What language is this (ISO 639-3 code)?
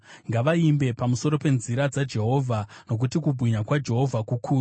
sna